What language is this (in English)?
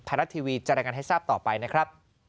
Thai